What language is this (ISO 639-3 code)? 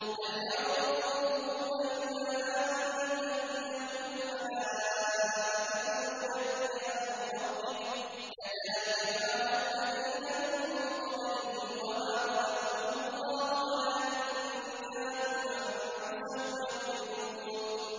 ara